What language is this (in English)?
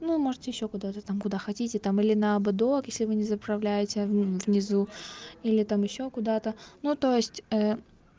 Russian